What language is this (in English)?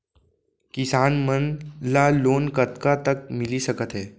Chhattisgarhi